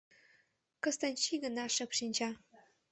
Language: Mari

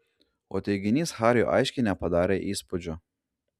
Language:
Lithuanian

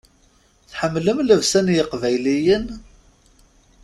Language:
Kabyle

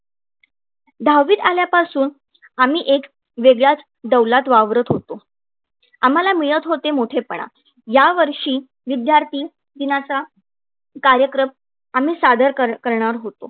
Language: Marathi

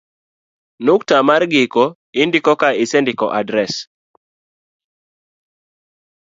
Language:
Luo (Kenya and Tanzania)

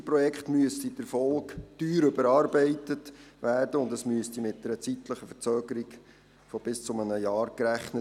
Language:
Swiss German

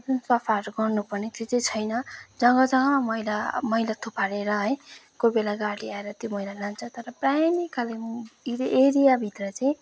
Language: Nepali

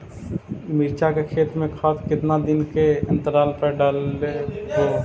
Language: Magahi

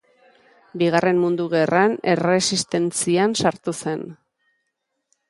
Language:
Basque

